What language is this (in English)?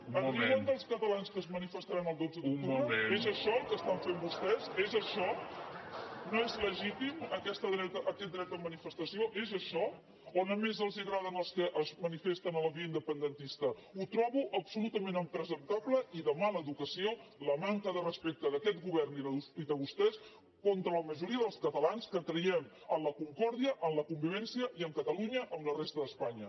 Catalan